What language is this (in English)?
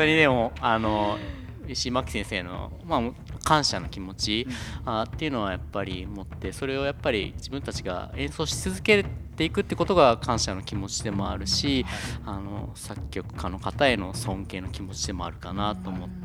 Japanese